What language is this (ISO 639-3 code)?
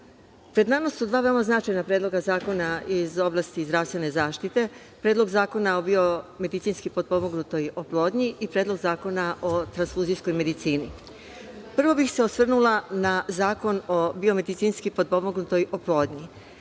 srp